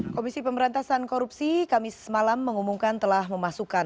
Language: Indonesian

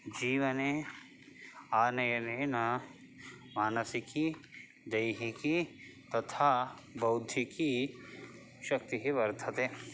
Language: Sanskrit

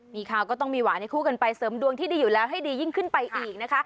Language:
Thai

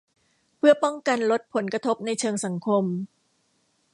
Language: Thai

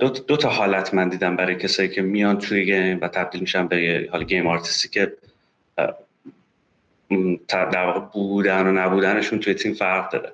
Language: Persian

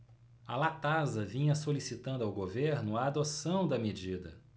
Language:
Portuguese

